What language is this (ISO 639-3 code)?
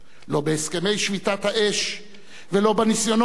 heb